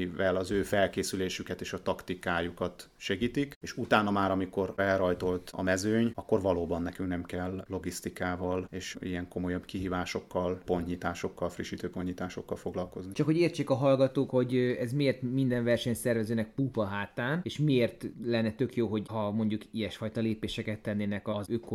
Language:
Hungarian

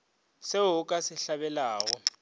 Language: Northern Sotho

